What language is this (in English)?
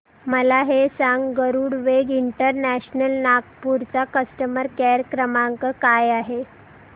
Marathi